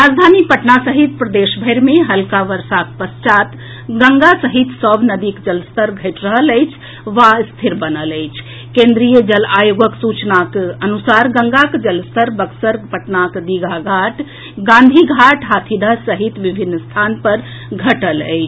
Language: Maithili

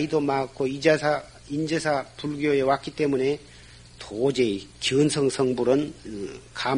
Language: Korean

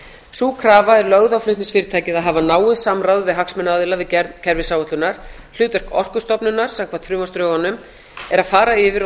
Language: Icelandic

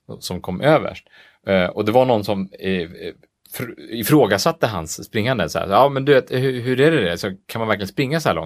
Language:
Swedish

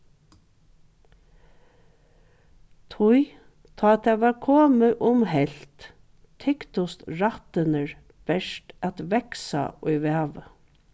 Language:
Faroese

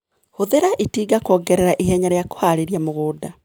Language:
Kikuyu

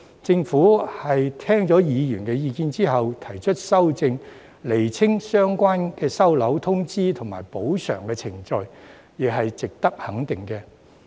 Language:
Cantonese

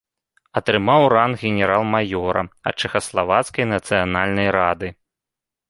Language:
Belarusian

